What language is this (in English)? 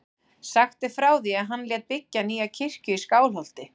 Icelandic